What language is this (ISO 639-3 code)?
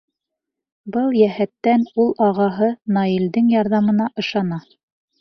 bak